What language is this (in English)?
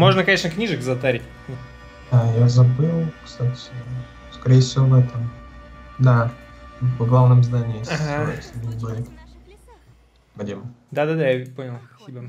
Russian